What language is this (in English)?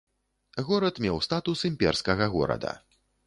Belarusian